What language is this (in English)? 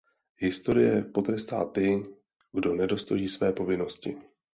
Czech